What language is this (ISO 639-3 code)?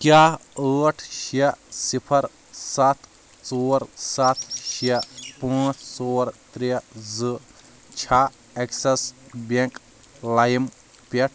kas